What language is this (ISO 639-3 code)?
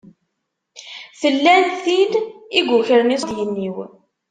kab